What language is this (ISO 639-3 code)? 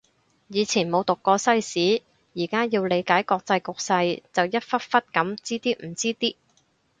yue